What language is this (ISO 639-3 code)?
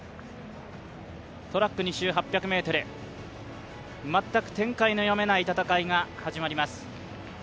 jpn